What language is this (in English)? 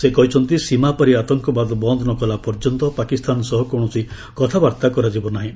Odia